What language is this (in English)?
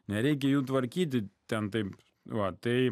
Lithuanian